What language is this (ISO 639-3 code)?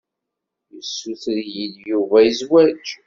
kab